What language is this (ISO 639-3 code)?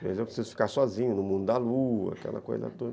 por